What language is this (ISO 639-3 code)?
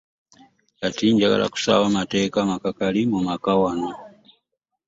lug